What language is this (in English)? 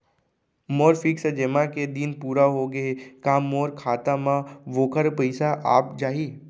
Chhattisgarhi